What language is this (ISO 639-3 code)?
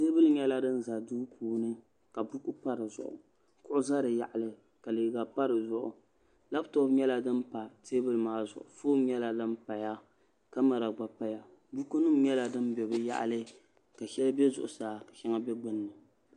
dag